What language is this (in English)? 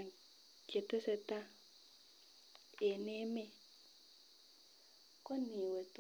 Kalenjin